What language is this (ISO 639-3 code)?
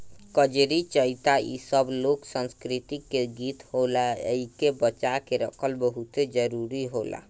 bho